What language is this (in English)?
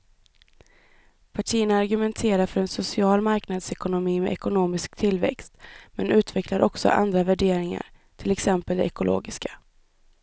Swedish